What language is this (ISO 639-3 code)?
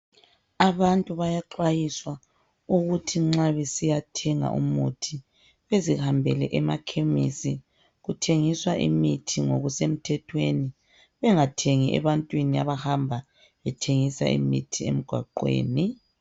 nde